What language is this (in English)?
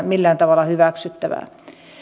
Finnish